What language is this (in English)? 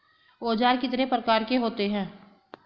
Hindi